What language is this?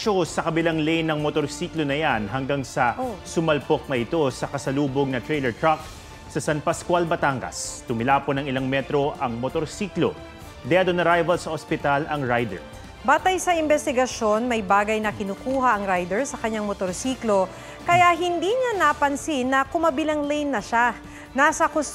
Filipino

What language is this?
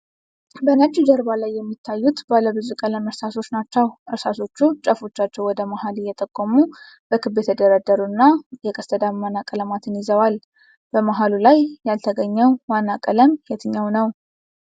Amharic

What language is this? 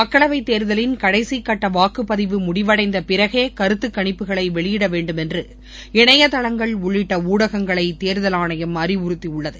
Tamil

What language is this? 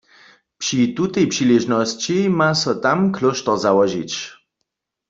Upper Sorbian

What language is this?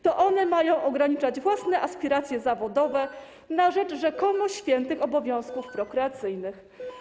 Polish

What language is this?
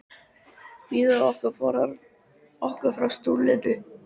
Icelandic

